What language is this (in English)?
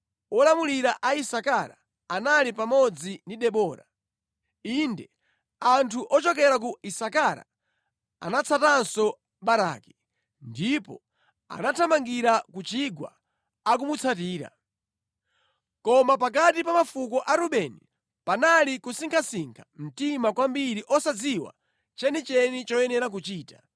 Nyanja